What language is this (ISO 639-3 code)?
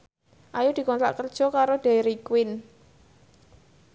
jav